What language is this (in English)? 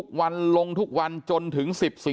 Thai